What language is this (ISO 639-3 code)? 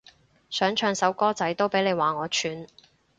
yue